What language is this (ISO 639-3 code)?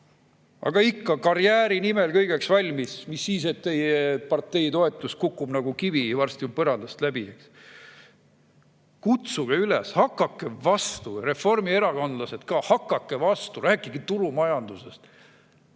est